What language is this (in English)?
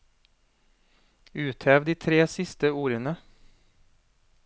Norwegian